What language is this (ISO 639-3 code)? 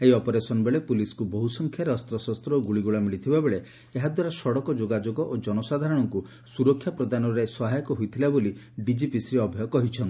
ori